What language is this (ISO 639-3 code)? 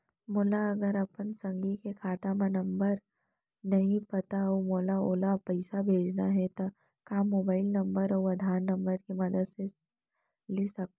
hne